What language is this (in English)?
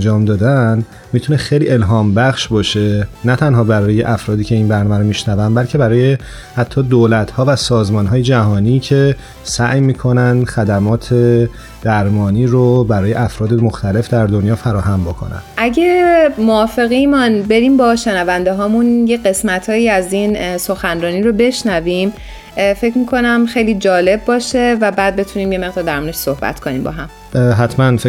Persian